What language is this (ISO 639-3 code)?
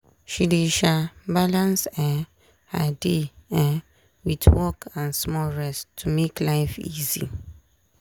pcm